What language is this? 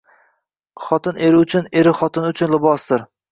Uzbek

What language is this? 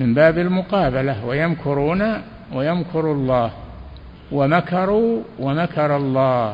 Arabic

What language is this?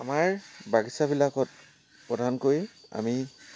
Assamese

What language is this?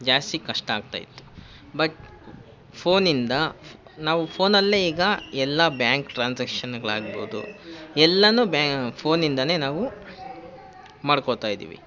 Kannada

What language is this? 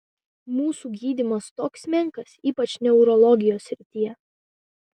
Lithuanian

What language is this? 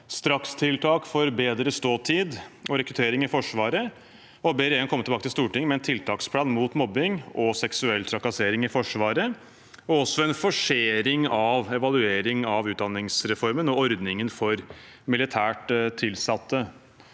Norwegian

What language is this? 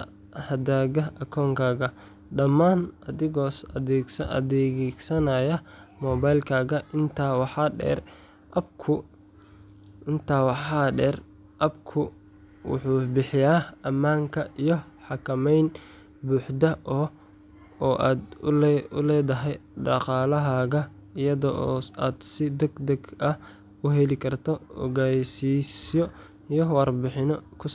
Somali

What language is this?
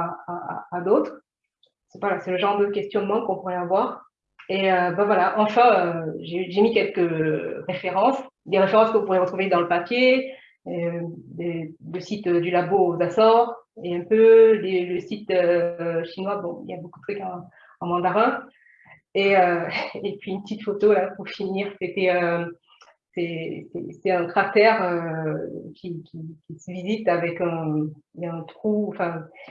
French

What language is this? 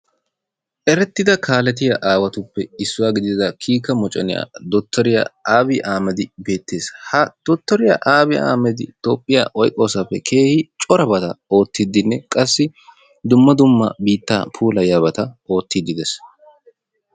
Wolaytta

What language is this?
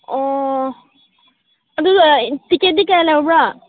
Manipuri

